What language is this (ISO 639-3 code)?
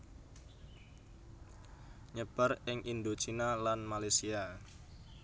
jav